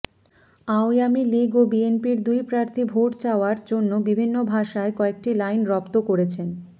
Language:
Bangla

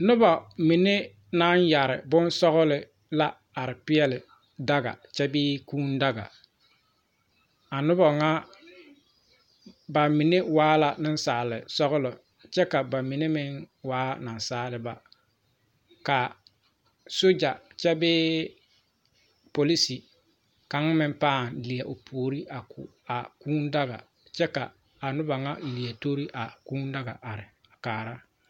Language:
Southern Dagaare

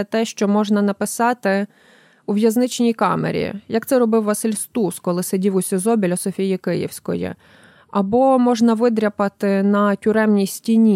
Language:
Ukrainian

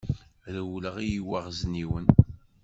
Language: Kabyle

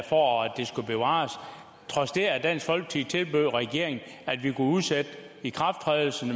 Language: Danish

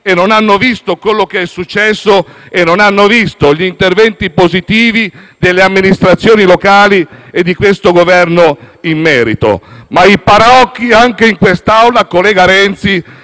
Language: Italian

